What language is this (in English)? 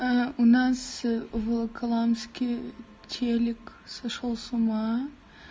Russian